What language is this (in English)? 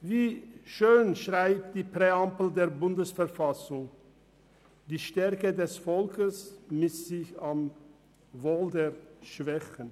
Swiss German